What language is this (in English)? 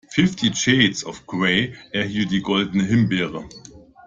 German